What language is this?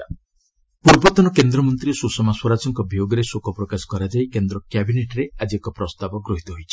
Odia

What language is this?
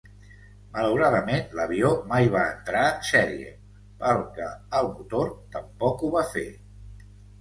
Catalan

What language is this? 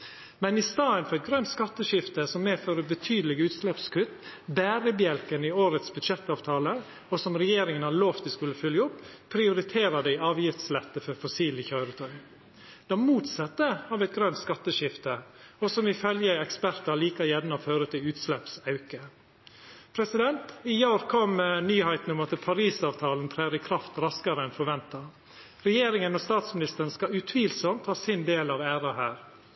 Norwegian Nynorsk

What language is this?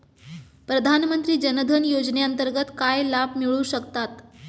Marathi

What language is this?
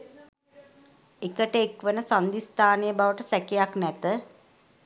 Sinhala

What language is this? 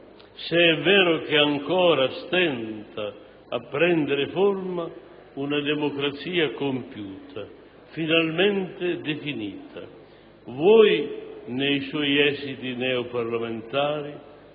Italian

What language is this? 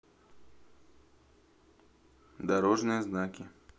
Russian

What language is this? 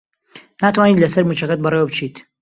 Central Kurdish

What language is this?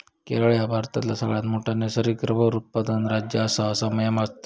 Marathi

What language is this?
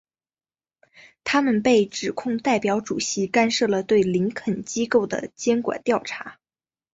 Chinese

